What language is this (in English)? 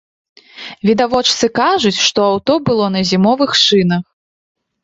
Belarusian